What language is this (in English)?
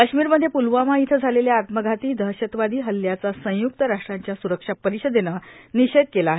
Marathi